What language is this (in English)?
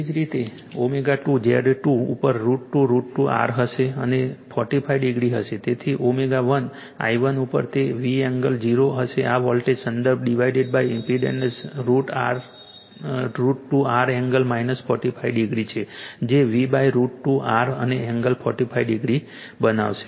Gujarati